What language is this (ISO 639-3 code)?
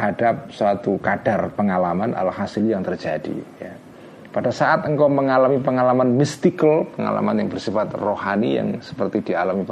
ind